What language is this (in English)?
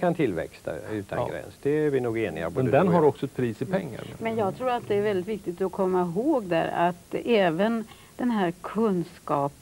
Swedish